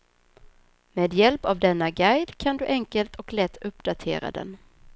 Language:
Swedish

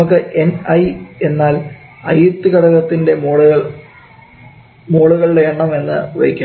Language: Malayalam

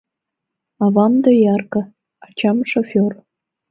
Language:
Mari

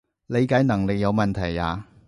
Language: Cantonese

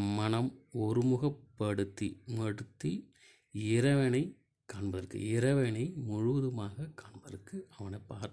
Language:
Tamil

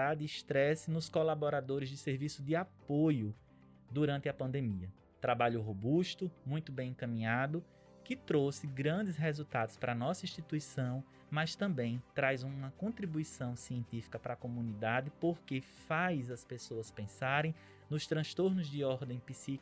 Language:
Portuguese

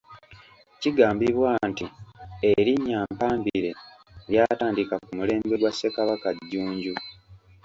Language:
Ganda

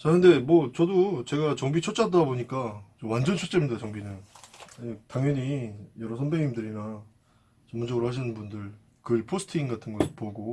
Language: Korean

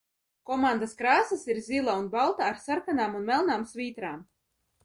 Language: Latvian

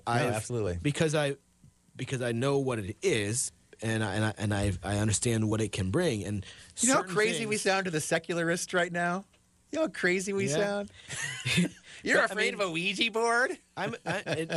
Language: English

